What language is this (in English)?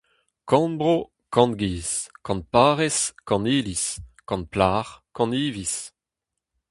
Breton